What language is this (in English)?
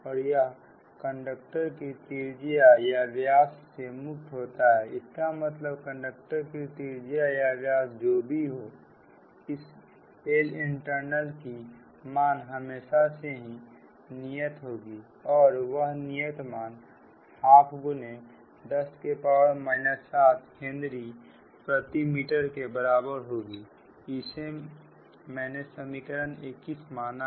Hindi